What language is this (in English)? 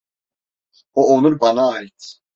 Turkish